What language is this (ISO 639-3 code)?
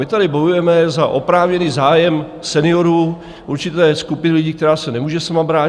ces